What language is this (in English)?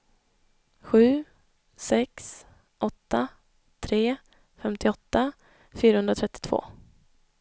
Swedish